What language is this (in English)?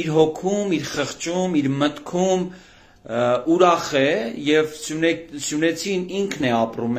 Turkish